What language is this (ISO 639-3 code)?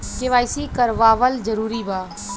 bho